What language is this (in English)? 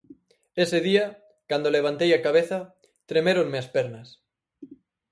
Galician